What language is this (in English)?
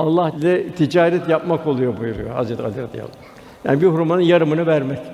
Turkish